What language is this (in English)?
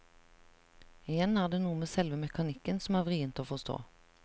Norwegian